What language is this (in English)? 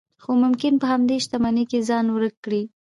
Pashto